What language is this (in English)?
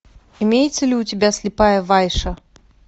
Russian